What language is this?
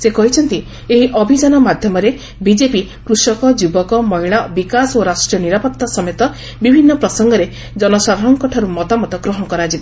Odia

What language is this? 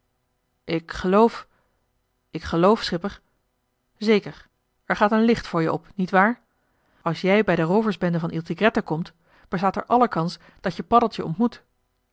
Dutch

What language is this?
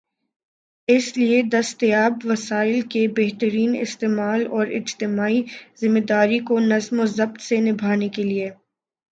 Urdu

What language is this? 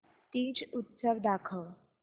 Marathi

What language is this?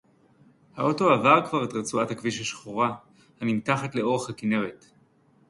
Hebrew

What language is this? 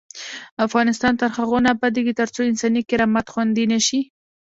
Pashto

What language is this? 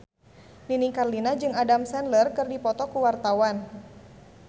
Sundanese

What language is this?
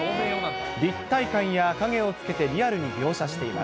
Japanese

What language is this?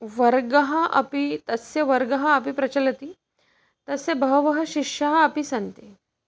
Sanskrit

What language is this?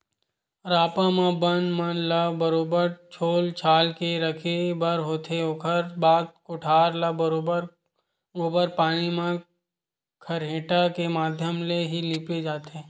Chhattisgarhi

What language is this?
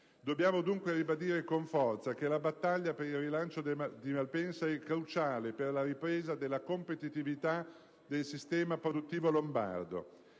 Italian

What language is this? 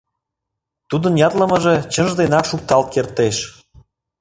Mari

